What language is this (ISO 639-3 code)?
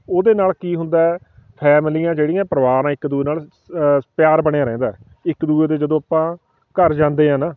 pan